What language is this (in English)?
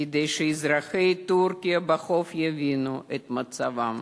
Hebrew